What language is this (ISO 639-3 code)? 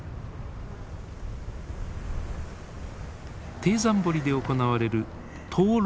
jpn